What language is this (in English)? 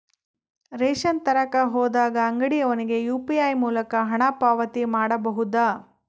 Kannada